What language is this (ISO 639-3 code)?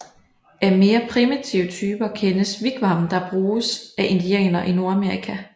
dan